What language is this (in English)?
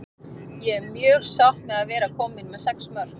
Icelandic